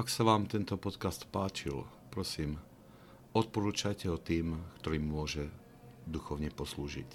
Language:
Slovak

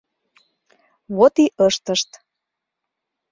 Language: Mari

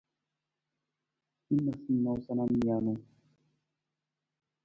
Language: Nawdm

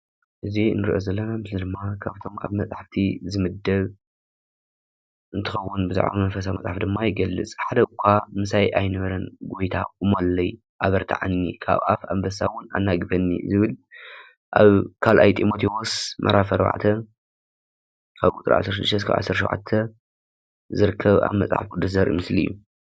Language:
Tigrinya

